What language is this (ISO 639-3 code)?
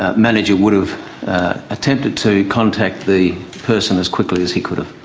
eng